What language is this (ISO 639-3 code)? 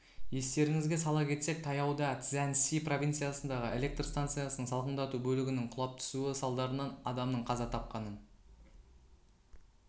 kaz